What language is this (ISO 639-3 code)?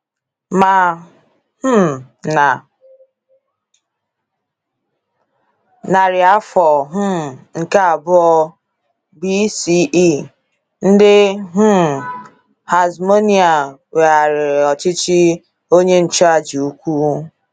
ibo